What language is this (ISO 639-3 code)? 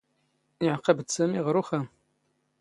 zgh